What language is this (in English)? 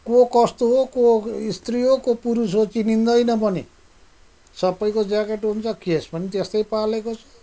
Nepali